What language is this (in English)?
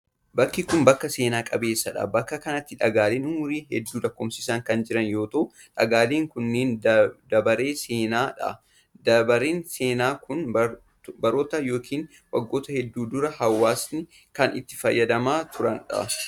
Oromo